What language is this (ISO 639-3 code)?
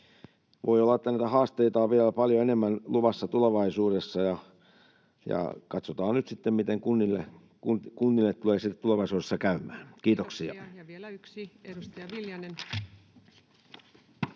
fin